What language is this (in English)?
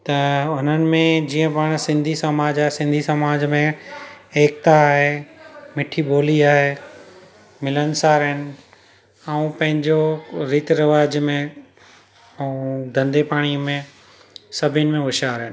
Sindhi